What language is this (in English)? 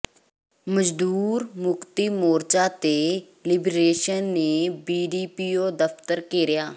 Punjabi